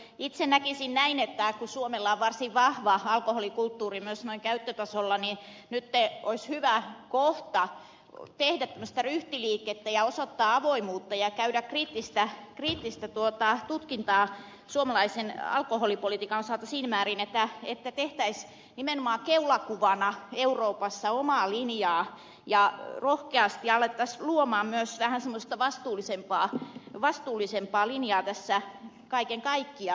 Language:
Finnish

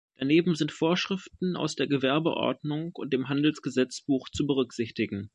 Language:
German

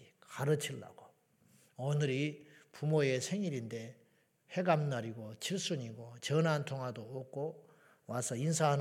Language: Korean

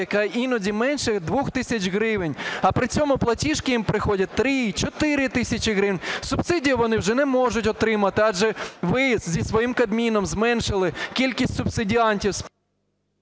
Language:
Ukrainian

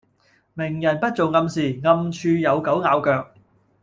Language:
Cantonese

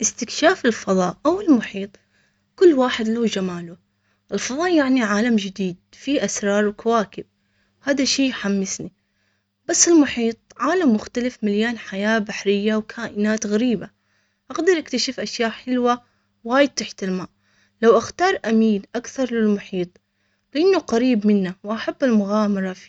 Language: Omani Arabic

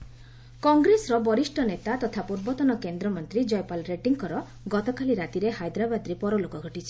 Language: Odia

